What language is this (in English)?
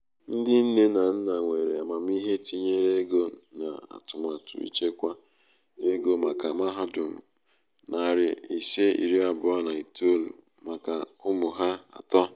Igbo